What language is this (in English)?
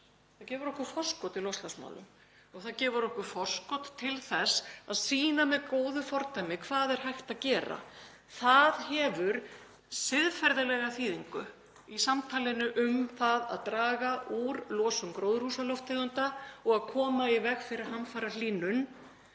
Icelandic